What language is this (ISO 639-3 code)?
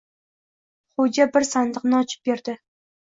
uzb